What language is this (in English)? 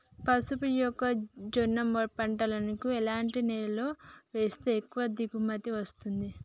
Telugu